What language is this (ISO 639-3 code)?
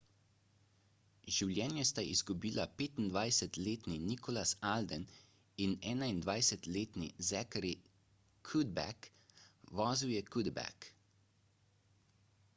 slv